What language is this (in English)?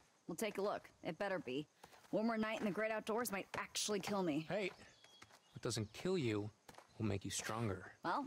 Romanian